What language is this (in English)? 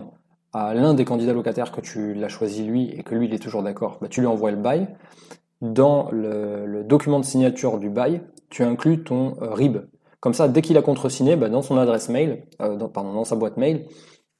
French